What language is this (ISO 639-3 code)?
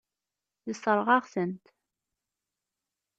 kab